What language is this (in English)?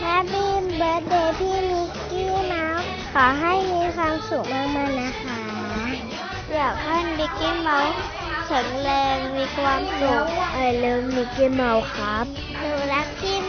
Thai